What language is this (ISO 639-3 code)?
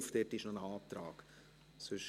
gsw